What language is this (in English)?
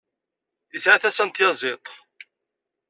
Kabyle